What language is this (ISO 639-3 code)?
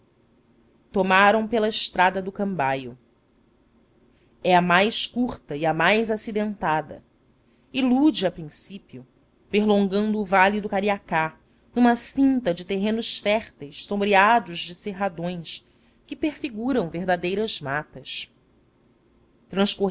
por